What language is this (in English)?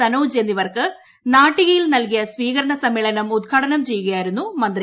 Malayalam